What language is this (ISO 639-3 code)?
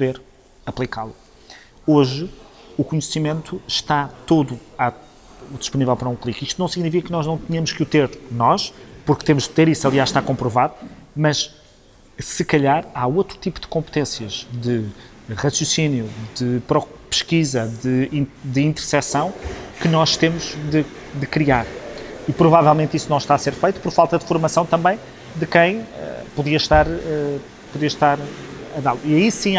por